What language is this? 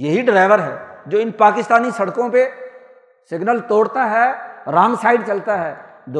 Urdu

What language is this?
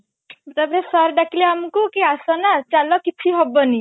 Odia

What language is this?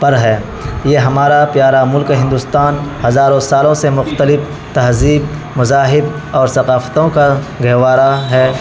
Urdu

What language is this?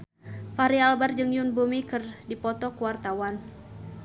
Sundanese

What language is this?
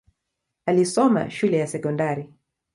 Swahili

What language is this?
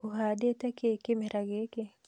Kikuyu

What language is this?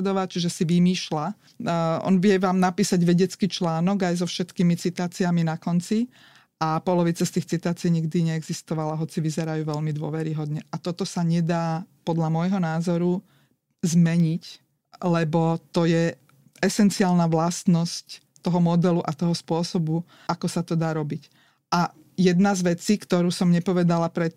Slovak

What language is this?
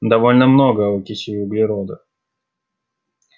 Russian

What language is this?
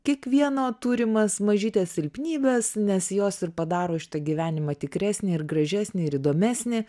Lithuanian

